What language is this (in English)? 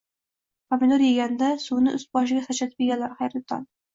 Uzbek